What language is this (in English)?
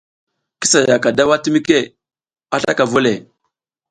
South Giziga